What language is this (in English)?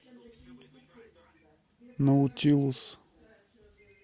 Russian